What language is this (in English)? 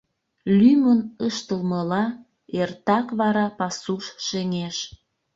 Mari